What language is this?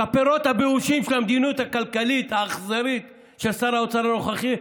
Hebrew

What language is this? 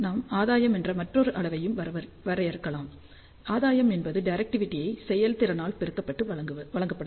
Tamil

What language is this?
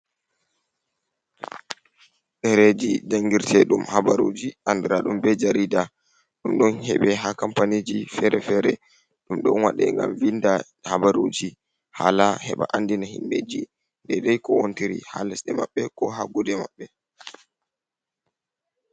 Fula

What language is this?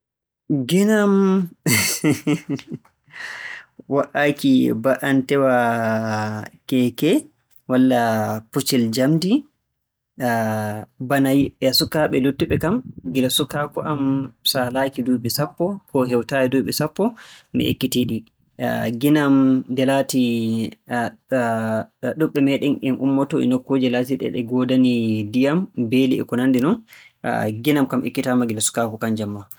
Borgu Fulfulde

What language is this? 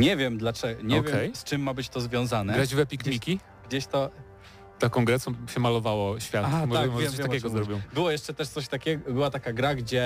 Polish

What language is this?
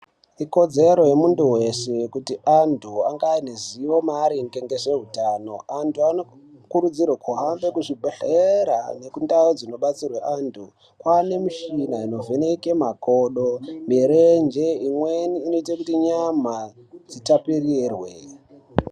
Ndau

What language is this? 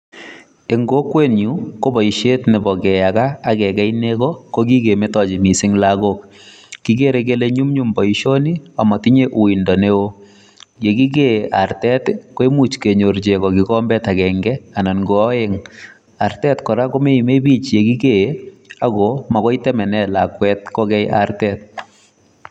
Kalenjin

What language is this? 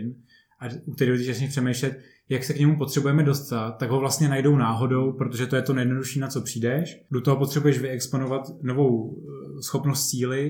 Czech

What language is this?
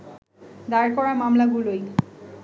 Bangla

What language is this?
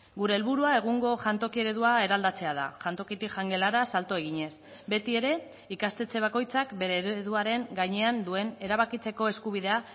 Basque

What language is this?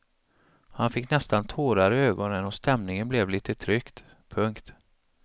Swedish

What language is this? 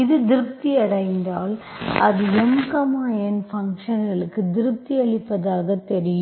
Tamil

